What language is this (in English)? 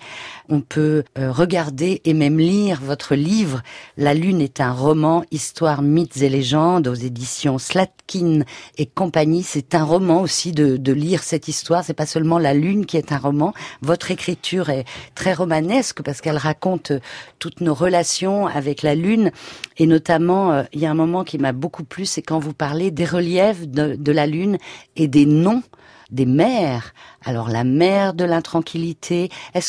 French